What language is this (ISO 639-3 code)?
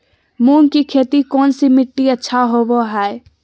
mag